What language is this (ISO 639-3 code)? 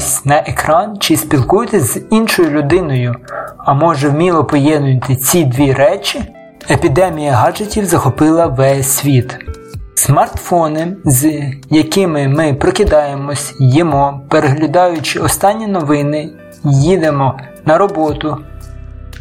ukr